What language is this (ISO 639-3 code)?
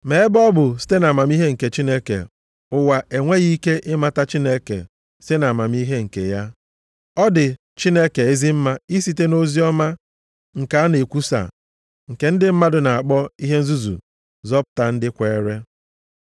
ibo